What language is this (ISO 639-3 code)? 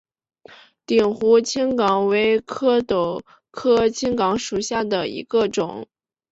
zho